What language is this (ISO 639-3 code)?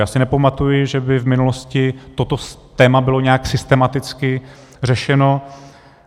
ces